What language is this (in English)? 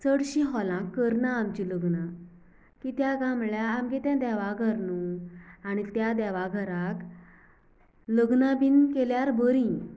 Konkani